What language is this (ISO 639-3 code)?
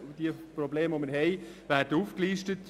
gsw